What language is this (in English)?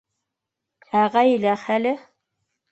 Bashkir